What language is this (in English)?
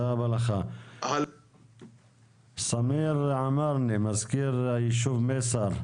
Hebrew